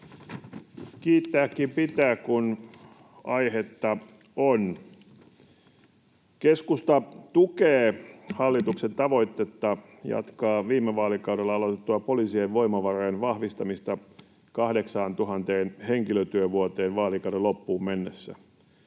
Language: Finnish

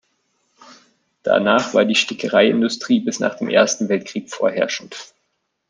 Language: German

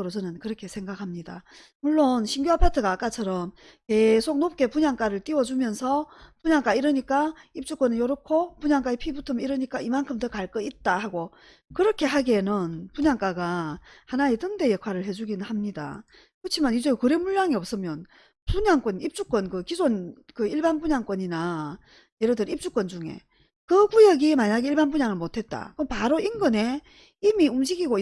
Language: Korean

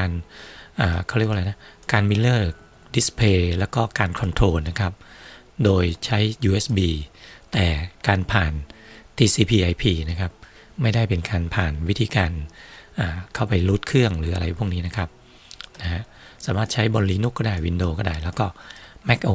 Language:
Thai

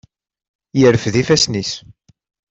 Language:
Kabyle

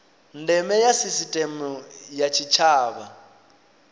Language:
Venda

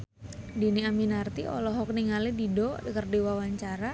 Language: Sundanese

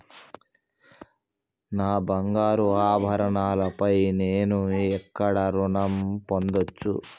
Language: Telugu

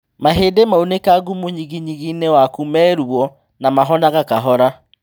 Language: Kikuyu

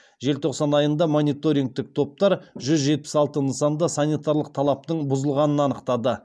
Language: Kazakh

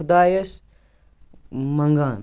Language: Kashmiri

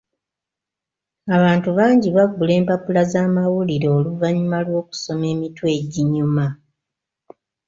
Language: Ganda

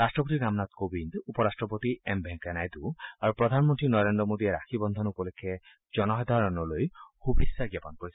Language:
Assamese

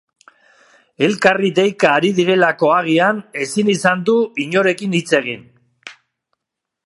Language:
Basque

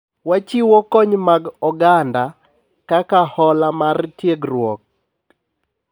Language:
Luo (Kenya and Tanzania)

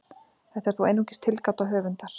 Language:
Icelandic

